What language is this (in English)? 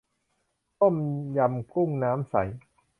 Thai